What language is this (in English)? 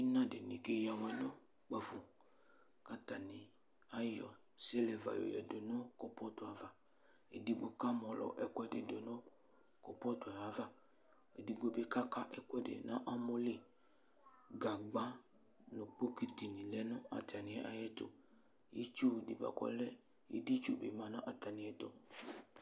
Ikposo